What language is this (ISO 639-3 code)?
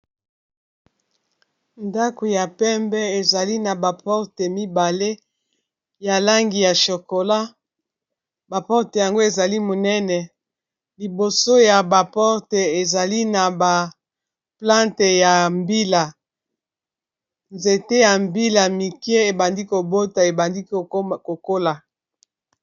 lin